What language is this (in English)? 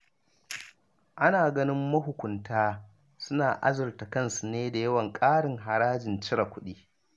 Hausa